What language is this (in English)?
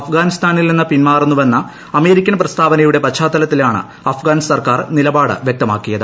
Malayalam